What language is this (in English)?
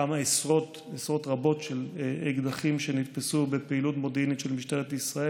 Hebrew